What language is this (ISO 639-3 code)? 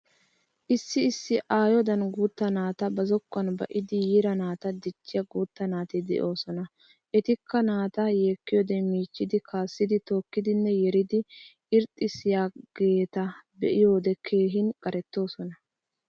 wal